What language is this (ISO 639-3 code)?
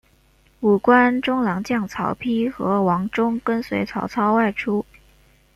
zho